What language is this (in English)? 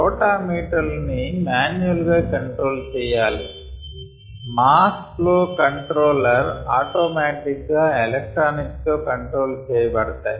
Telugu